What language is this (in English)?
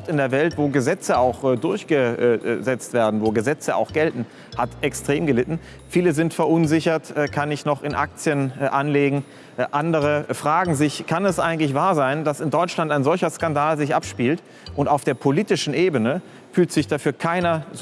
German